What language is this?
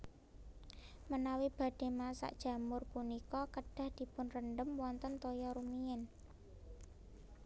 Javanese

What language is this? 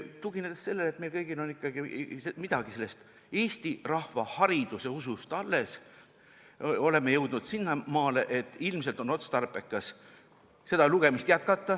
Estonian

